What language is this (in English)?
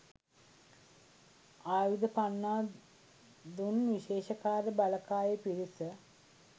Sinhala